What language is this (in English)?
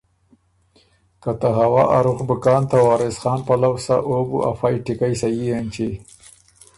Ormuri